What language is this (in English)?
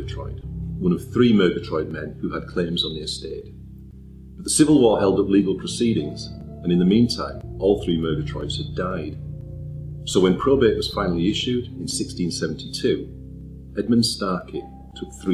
English